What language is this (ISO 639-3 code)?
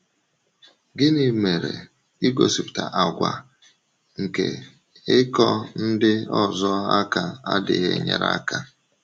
ibo